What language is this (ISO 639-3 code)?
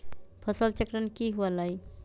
mag